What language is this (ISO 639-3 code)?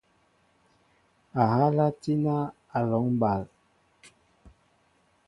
mbo